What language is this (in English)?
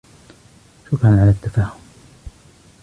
Arabic